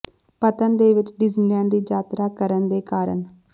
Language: Punjabi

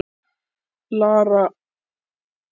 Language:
Icelandic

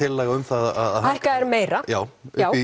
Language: Icelandic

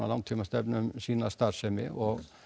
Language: Icelandic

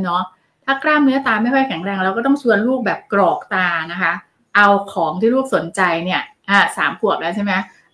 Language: Thai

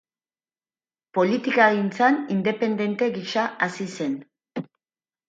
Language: Basque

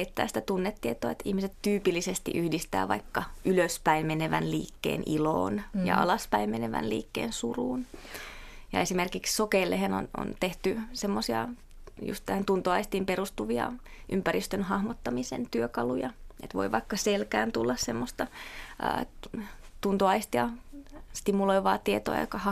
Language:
Finnish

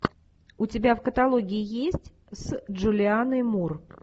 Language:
Russian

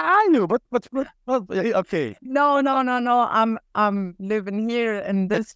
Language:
English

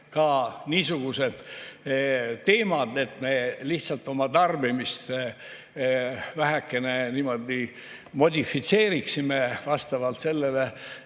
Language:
Estonian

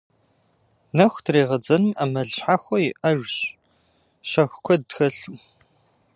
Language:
Kabardian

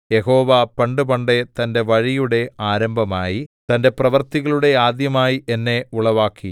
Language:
Malayalam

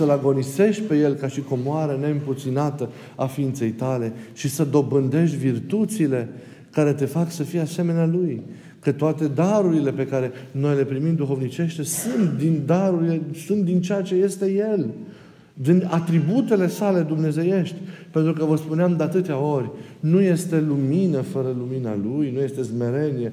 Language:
Romanian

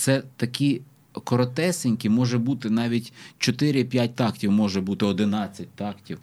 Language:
Ukrainian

